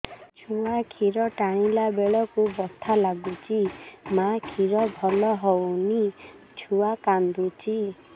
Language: Odia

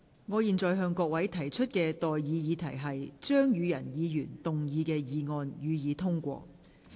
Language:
Cantonese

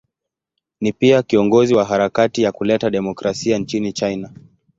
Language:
Swahili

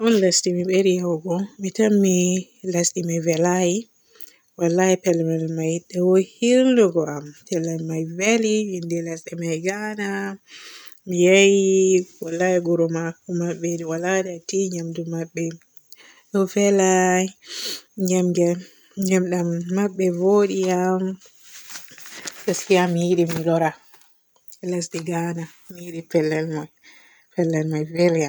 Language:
Borgu Fulfulde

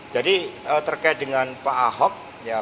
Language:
Indonesian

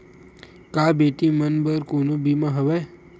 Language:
Chhattisgarhi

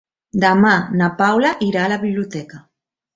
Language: Catalan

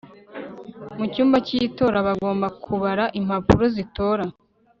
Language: Kinyarwanda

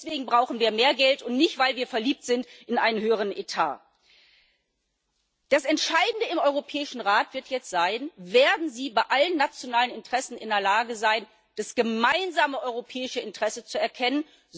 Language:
German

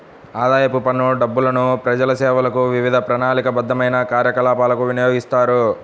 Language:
Telugu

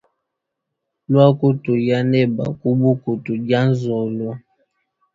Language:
Luba-Lulua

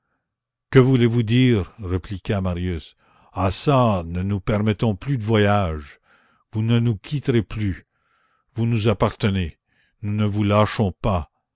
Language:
French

